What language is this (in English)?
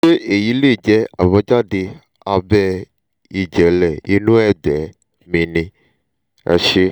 Yoruba